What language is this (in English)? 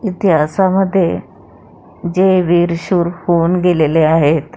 Marathi